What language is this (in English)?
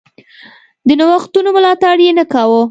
Pashto